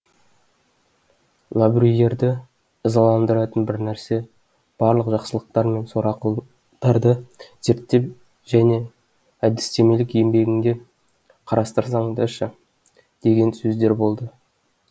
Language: Kazakh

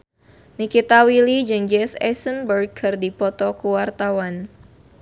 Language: Sundanese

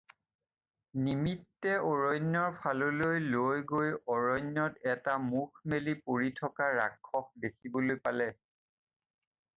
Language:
Assamese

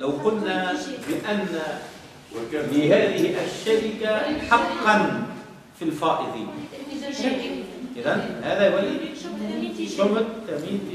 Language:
Arabic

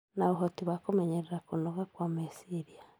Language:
Kikuyu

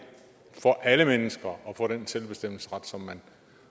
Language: Danish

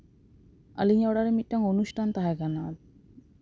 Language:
Santali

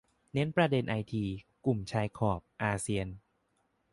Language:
Thai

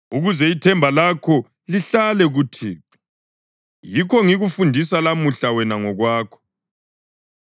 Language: North Ndebele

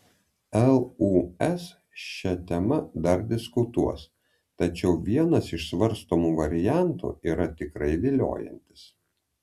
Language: Lithuanian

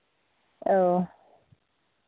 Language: Santali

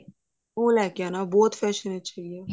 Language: Punjabi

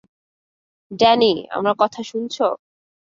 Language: Bangla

